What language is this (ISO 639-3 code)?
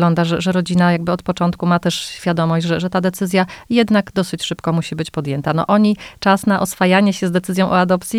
pol